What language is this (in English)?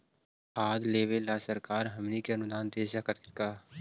Magahi